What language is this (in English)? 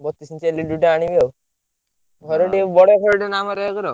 Odia